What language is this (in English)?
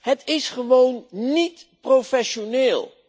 Dutch